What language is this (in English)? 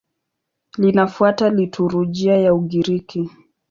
Swahili